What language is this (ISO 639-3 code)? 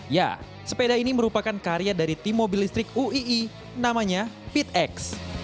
ind